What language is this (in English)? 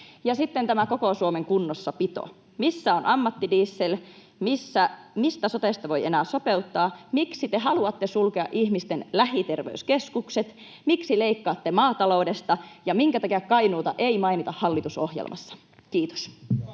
Finnish